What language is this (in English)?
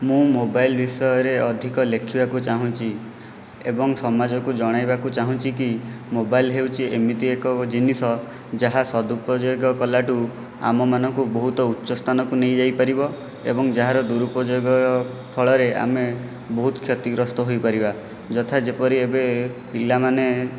Odia